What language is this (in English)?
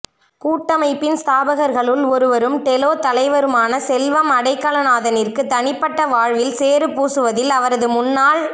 Tamil